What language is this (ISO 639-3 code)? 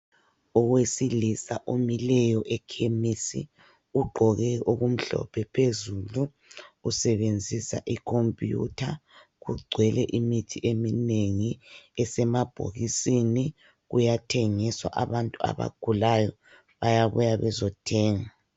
nde